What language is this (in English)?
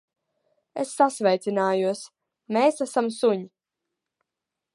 Latvian